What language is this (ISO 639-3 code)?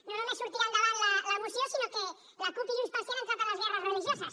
cat